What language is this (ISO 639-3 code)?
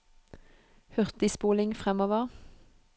nor